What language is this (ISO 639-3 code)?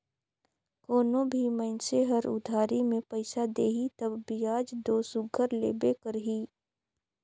hne